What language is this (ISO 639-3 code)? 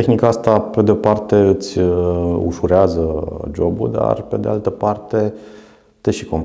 ron